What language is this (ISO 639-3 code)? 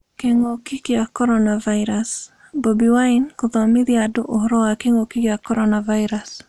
kik